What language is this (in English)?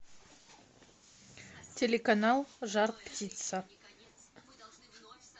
Russian